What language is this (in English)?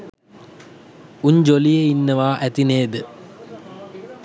Sinhala